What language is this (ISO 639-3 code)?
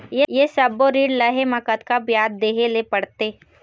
hne